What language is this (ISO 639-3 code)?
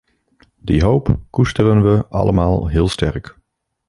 nld